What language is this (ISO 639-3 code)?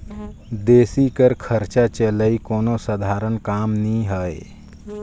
hne